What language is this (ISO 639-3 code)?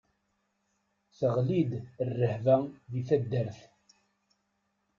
kab